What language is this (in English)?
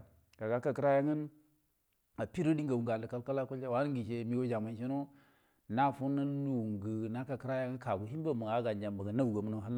Buduma